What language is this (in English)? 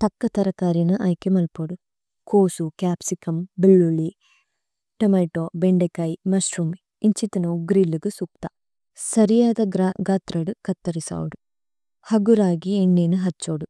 Tulu